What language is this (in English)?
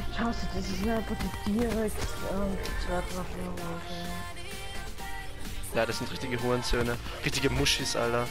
German